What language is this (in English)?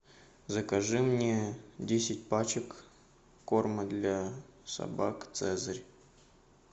Russian